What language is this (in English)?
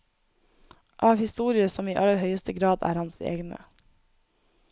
Norwegian